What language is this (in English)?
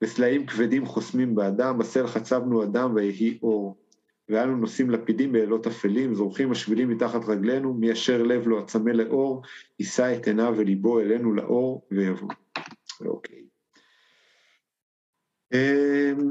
Hebrew